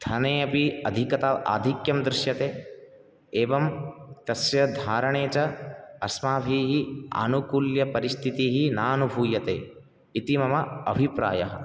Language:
Sanskrit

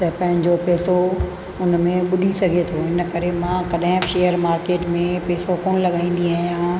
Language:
Sindhi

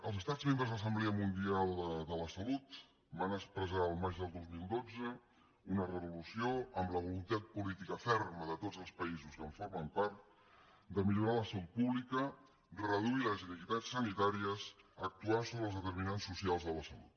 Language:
Catalan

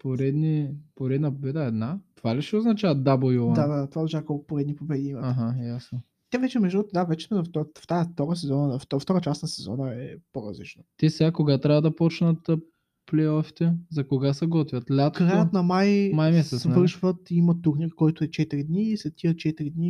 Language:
Bulgarian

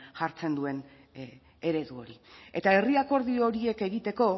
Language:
Basque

